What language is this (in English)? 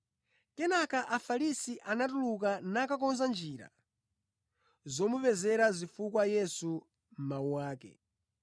Nyanja